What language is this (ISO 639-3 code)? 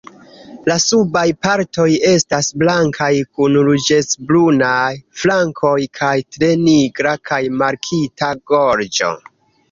epo